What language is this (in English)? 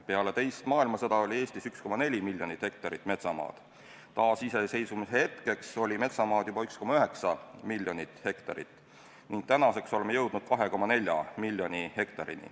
Estonian